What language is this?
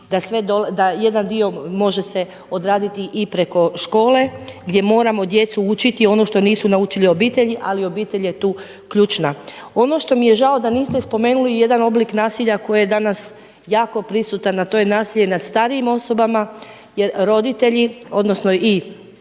Croatian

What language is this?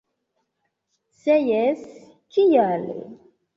Esperanto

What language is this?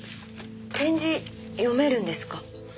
Japanese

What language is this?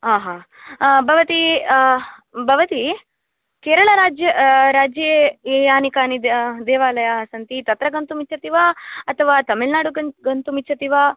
Sanskrit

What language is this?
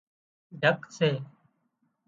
Wadiyara Koli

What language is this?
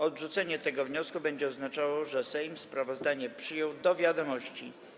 Polish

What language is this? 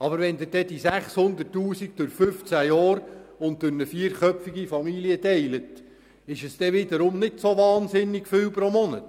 Swiss German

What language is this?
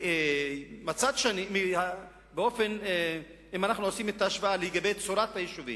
Hebrew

